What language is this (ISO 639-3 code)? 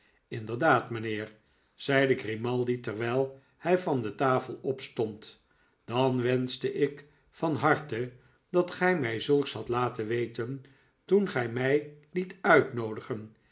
nld